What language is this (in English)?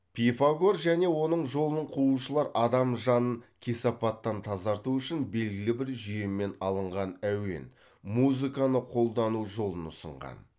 Kazakh